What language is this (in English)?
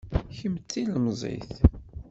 Kabyle